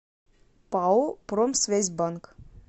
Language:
Russian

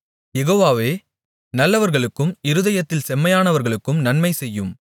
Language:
Tamil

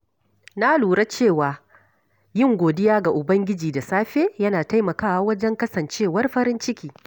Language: Hausa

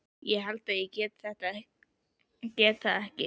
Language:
Icelandic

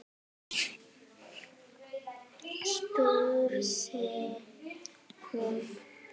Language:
Icelandic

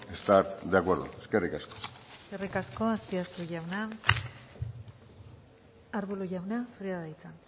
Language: Basque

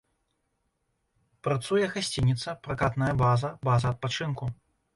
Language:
Belarusian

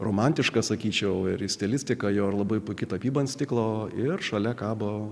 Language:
Lithuanian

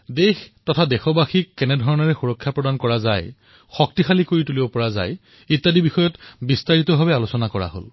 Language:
Assamese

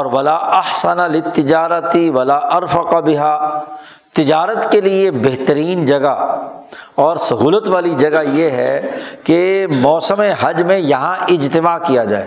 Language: Urdu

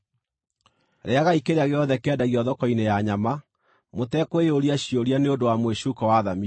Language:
Kikuyu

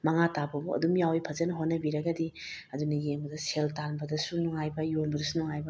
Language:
Manipuri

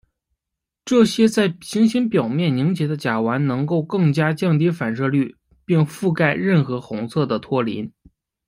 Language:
Chinese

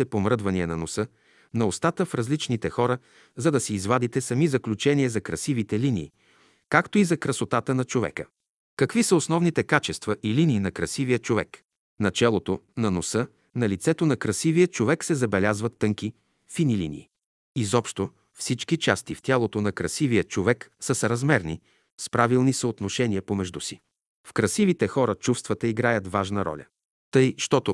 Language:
Bulgarian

